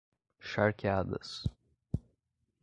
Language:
Portuguese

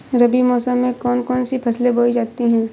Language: Hindi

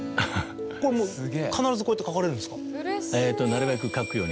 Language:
Japanese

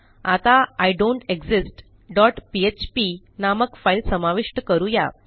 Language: Marathi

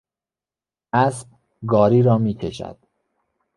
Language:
Persian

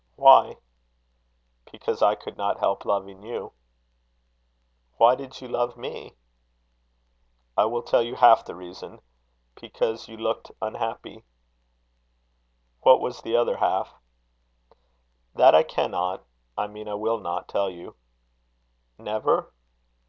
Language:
English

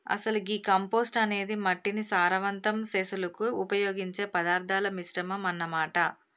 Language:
Telugu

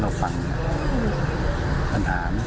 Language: Thai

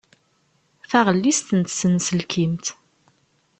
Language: Kabyle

